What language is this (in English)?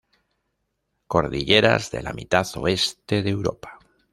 Spanish